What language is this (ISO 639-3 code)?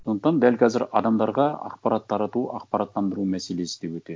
kaz